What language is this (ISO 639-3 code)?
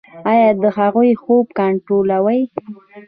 pus